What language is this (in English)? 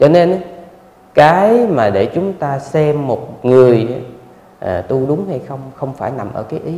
Vietnamese